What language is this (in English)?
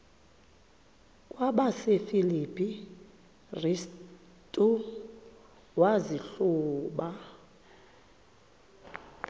Xhosa